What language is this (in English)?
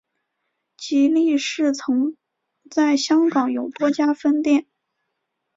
Chinese